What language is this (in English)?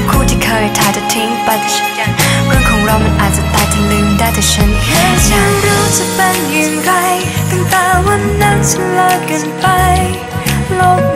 Thai